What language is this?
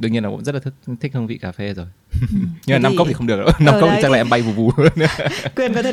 Vietnamese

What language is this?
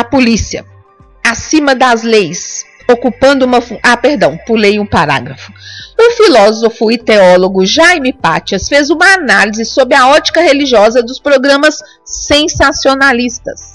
Portuguese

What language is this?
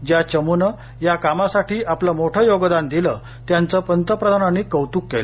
Marathi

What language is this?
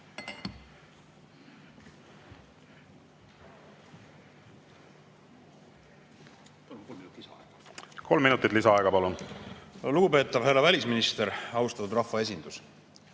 Estonian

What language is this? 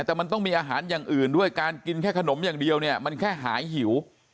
Thai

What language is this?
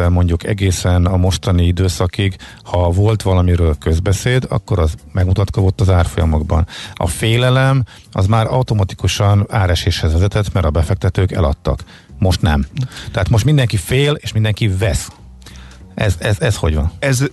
Hungarian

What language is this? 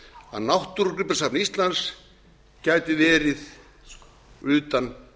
Icelandic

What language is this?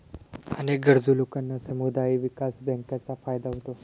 Marathi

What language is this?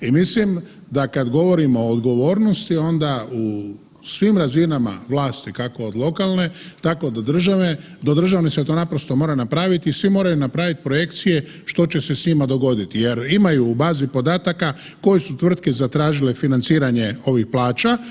Croatian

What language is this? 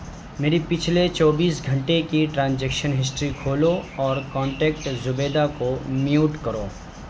Urdu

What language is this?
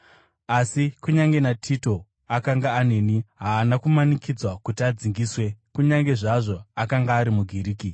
Shona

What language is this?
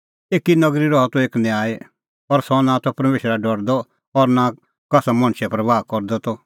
Kullu Pahari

